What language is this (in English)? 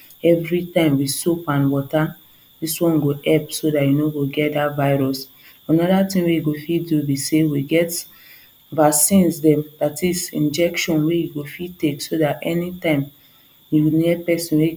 Nigerian Pidgin